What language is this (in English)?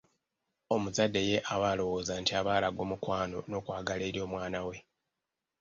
Ganda